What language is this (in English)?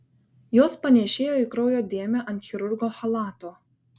Lithuanian